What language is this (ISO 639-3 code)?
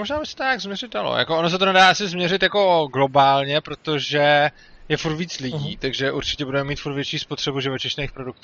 ces